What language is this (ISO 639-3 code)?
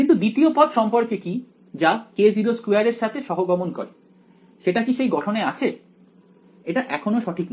ben